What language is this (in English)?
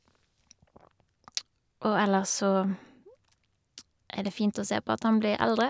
Norwegian